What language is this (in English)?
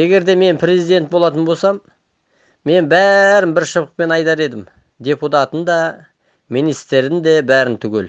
Turkish